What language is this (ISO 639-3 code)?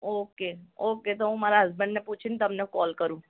guj